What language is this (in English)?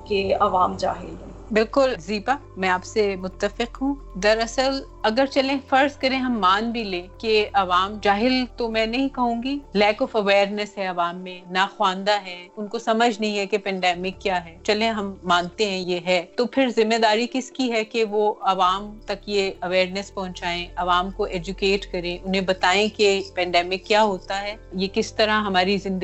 Urdu